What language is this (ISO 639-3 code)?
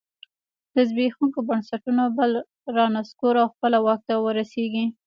pus